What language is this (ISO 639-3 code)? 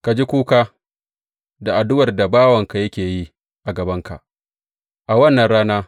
hau